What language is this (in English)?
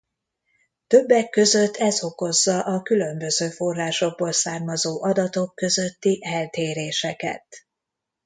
Hungarian